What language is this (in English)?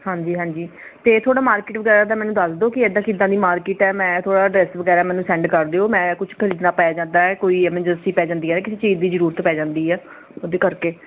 Punjabi